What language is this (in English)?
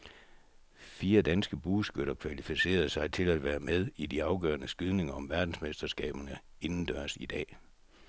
Danish